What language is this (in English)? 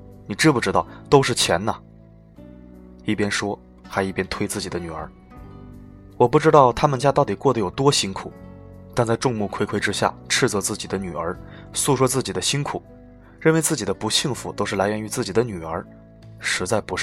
Chinese